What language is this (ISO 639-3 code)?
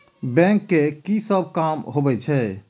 mai